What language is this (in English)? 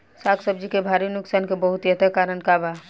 Bhojpuri